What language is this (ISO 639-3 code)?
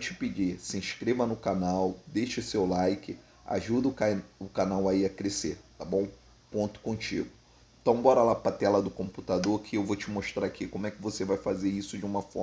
por